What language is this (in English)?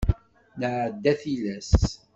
Kabyle